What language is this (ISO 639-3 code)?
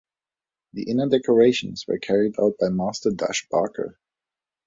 eng